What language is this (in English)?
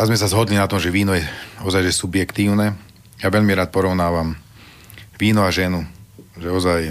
Slovak